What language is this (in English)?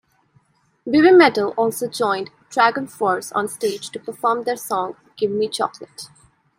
English